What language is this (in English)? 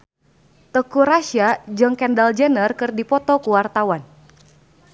Sundanese